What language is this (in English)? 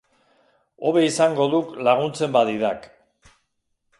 Basque